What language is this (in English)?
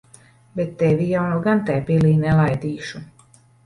Latvian